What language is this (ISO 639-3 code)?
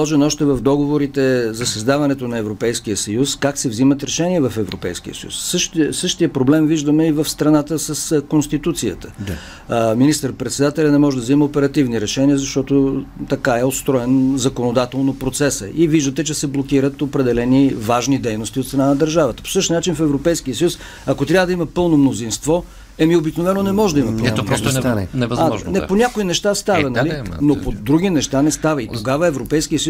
bul